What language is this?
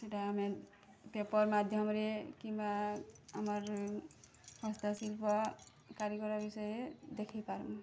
Odia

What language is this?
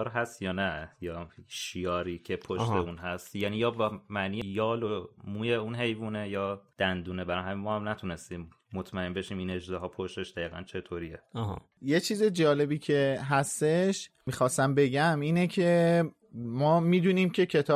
Persian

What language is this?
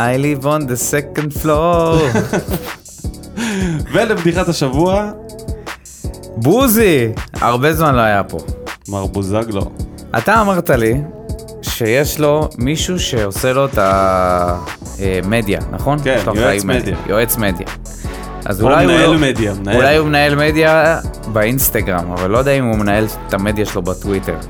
Hebrew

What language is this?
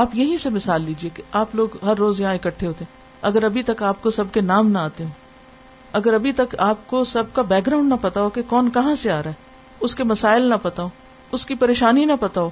Urdu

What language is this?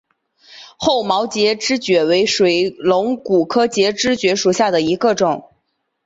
Chinese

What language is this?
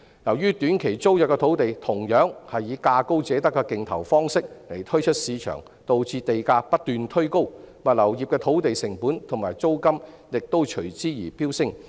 Cantonese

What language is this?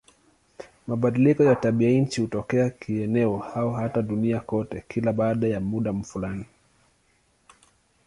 Swahili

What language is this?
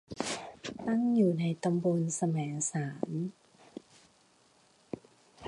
Thai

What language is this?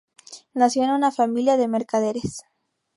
Spanish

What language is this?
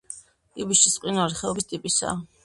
Georgian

